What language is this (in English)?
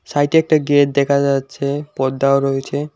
Bangla